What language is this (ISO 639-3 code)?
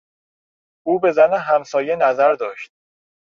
fas